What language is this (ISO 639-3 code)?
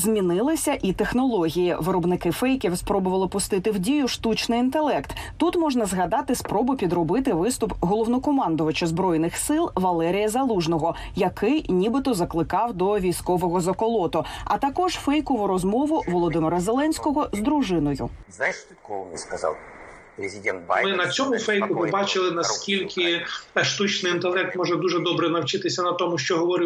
ukr